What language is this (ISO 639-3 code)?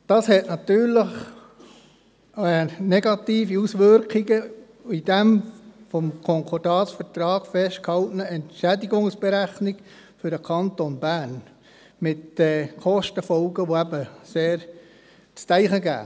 gsw